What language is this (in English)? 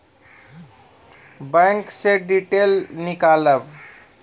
Maithili